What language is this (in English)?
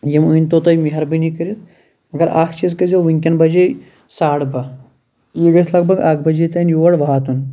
Kashmiri